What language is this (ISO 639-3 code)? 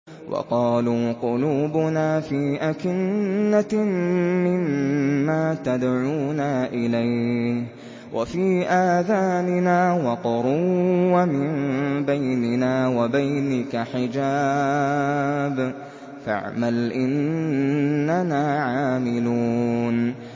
ara